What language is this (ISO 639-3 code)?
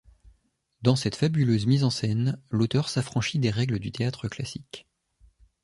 fra